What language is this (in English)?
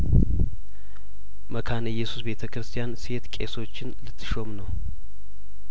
Amharic